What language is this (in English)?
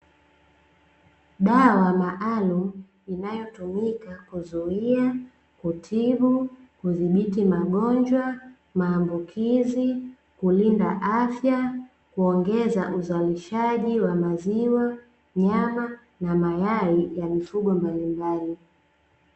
Swahili